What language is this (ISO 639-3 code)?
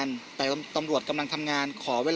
tha